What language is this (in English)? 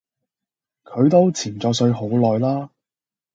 Cantonese